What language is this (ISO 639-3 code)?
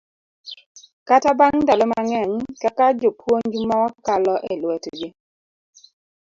luo